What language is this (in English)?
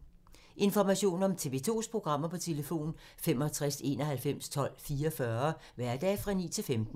Danish